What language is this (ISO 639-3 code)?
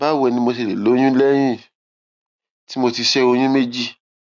yor